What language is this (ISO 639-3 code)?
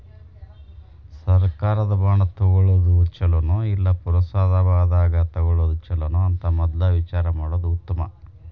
kan